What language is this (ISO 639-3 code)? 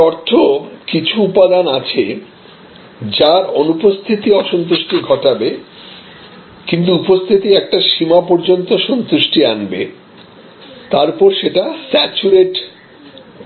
ben